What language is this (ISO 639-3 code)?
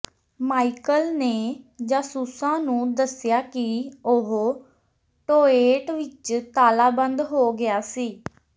pan